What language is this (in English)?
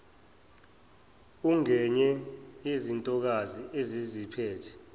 Zulu